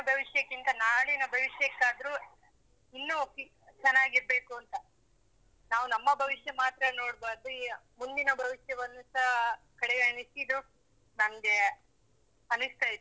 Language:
Kannada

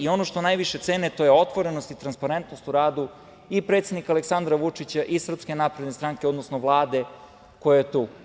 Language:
Serbian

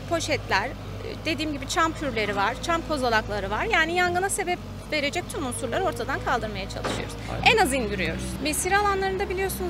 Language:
Turkish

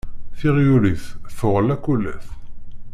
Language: Kabyle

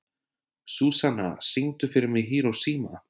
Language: Icelandic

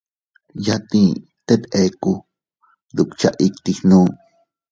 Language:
Teutila Cuicatec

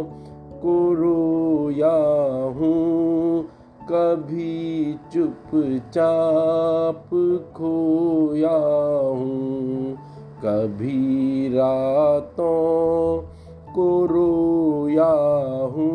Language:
Hindi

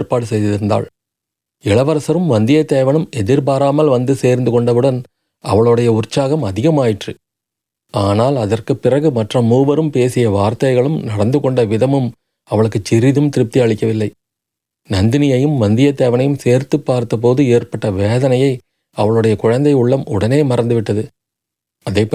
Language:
Tamil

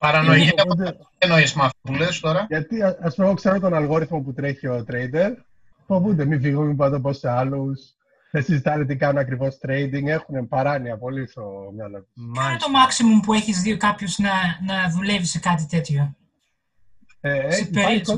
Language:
Greek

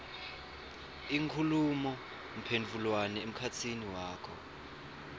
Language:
Swati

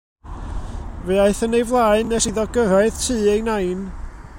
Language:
Welsh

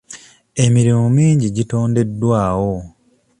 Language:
Ganda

